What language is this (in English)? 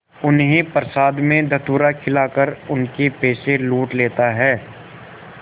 Hindi